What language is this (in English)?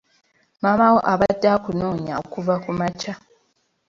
Ganda